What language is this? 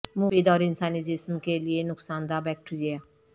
Urdu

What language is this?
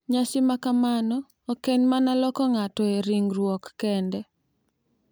Luo (Kenya and Tanzania)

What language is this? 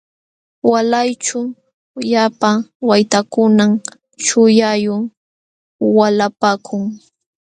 Jauja Wanca Quechua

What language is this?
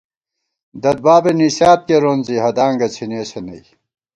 Gawar-Bati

